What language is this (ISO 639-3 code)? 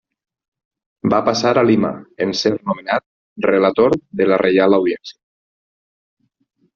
cat